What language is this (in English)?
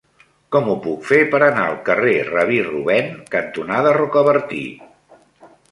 Catalan